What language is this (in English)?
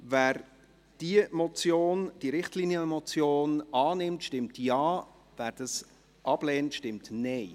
Swiss German